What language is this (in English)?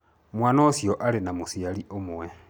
Kikuyu